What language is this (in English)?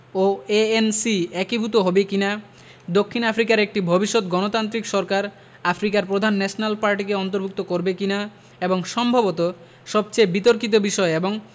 Bangla